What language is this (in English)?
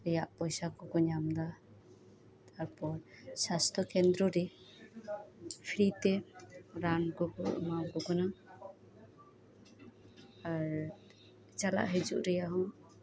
Santali